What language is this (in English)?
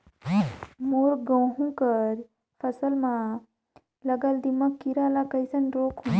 Chhattisgarhi